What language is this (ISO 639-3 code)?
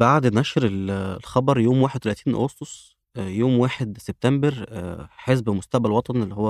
ara